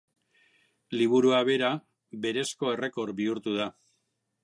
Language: Basque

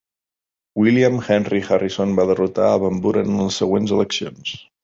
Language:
Catalan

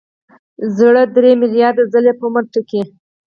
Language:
Pashto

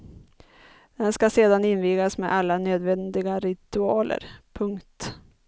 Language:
Swedish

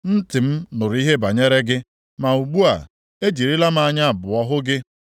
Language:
Igbo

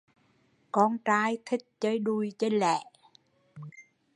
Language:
Vietnamese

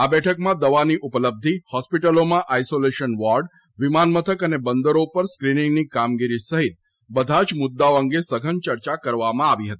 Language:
Gujarati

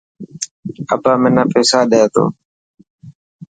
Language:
Dhatki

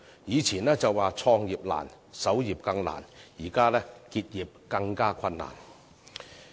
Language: Cantonese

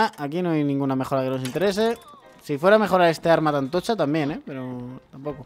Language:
Spanish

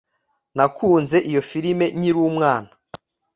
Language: Kinyarwanda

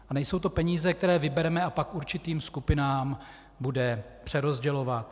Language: Czech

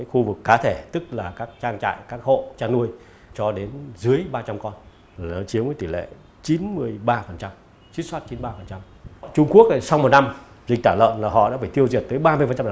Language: Vietnamese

